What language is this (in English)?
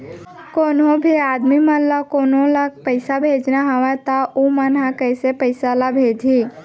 Chhattisgarhi